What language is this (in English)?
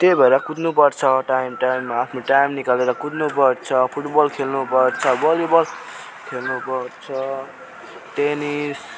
Nepali